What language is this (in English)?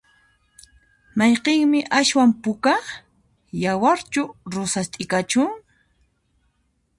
Puno Quechua